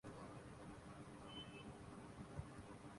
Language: Urdu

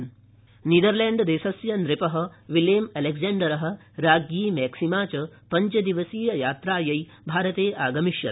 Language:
Sanskrit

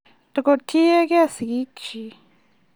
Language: Kalenjin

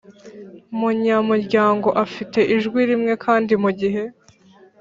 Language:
Kinyarwanda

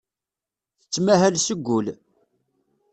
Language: Kabyle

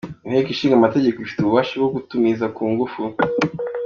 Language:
Kinyarwanda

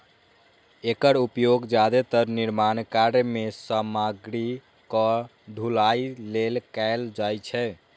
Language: Maithili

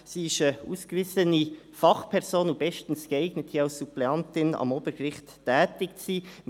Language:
Swiss German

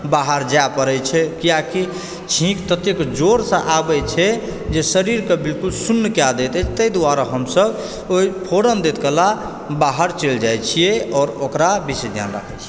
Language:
Maithili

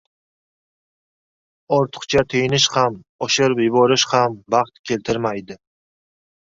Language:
Uzbek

